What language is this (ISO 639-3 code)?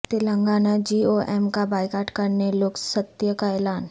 urd